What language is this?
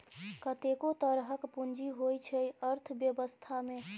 Maithili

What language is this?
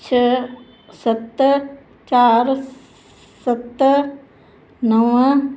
Sindhi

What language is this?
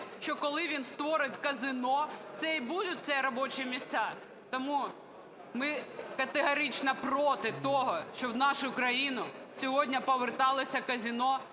Ukrainian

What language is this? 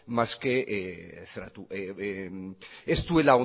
Basque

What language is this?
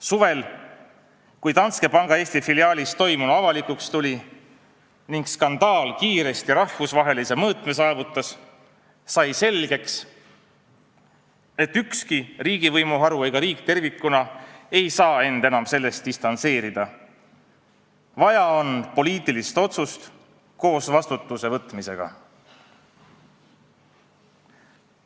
Estonian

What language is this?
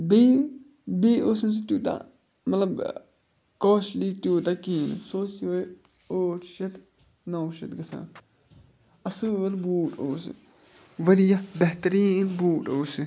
Kashmiri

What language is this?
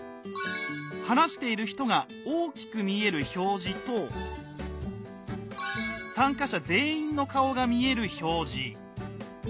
Japanese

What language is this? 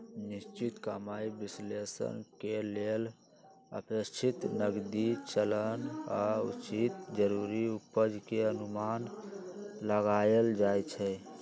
Magahi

